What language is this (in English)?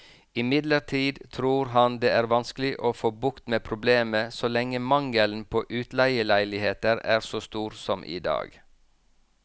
Norwegian